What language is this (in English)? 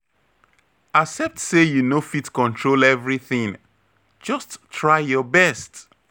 Nigerian Pidgin